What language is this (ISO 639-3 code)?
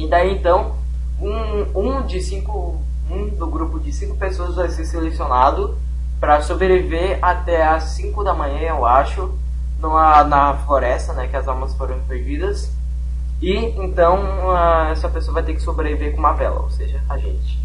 por